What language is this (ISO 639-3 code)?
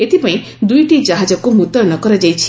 ori